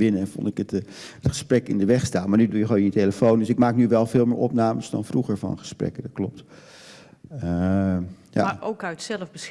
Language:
Dutch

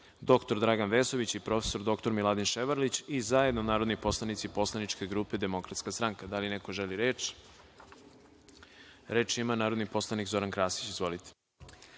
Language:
Serbian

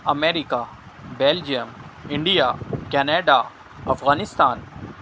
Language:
Urdu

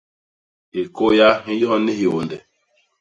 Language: Basaa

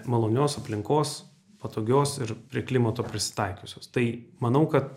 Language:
Lithuanian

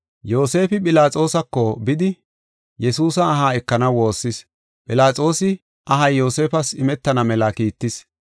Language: Gofa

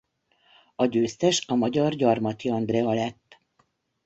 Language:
Hungarian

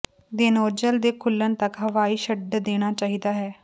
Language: Punjabi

